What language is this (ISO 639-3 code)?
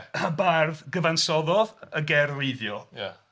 cym